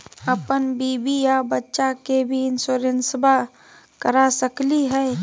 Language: Magahi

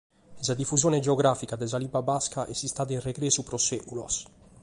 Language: Sardinian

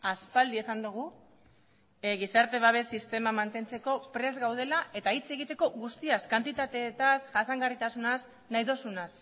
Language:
Basque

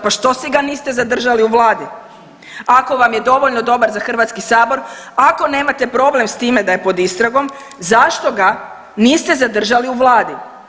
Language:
Croatian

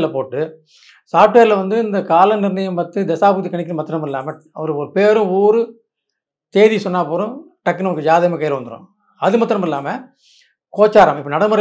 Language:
Arabic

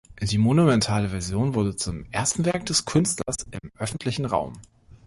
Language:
German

